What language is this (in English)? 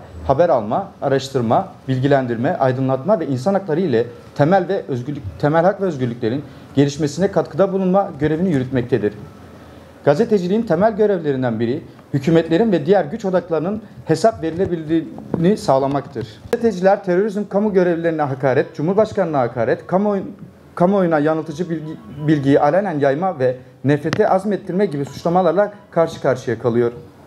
Turkish